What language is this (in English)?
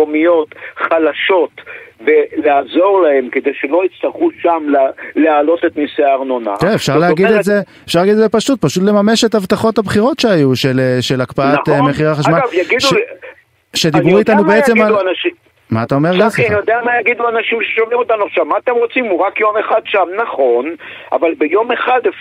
Hebrew